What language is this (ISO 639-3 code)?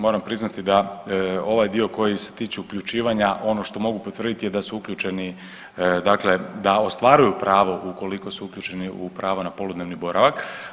hrv